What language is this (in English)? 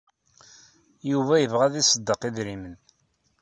Kabyle